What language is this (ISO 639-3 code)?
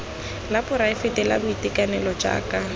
tsn